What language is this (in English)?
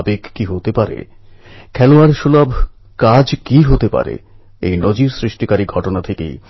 Bangla